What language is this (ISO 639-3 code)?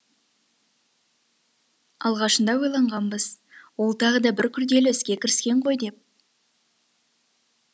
kaz